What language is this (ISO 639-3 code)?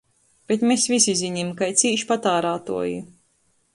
ltg